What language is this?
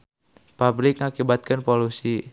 Sundanese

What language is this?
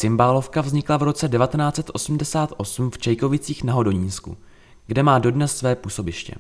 Czech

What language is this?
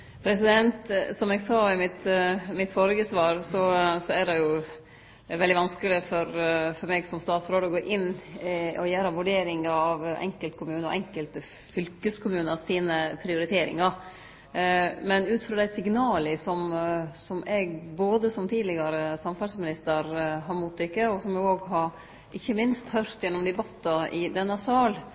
Norwegian Nynorsk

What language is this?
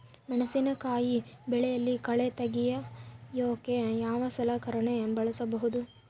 Kannada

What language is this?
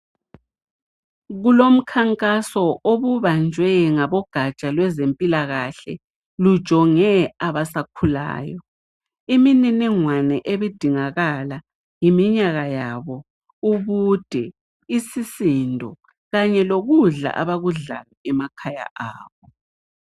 North Ndebele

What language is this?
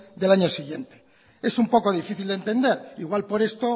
Spanish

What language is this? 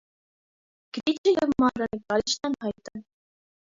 Armenian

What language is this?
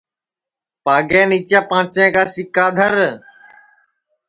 Sansi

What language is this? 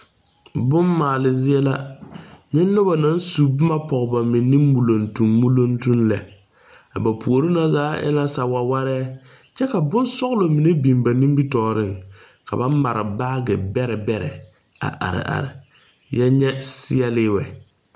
Southern Dagaare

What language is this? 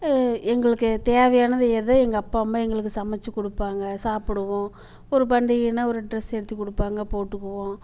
Tamil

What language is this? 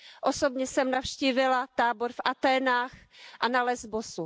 Czech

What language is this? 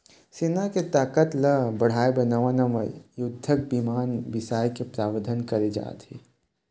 Chhattisgarhi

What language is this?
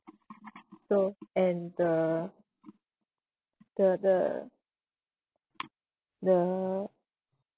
English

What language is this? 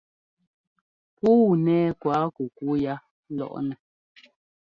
Ngomba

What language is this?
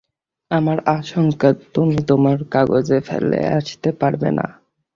Bangla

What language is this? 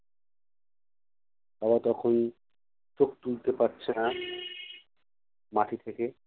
Bangla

